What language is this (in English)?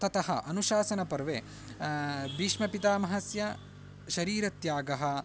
Sanskrit